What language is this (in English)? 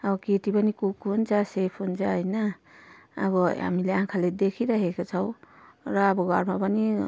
Nepali